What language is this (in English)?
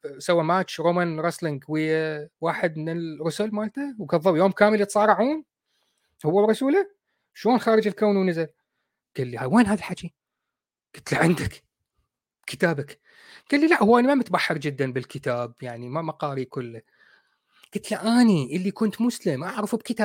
Arabic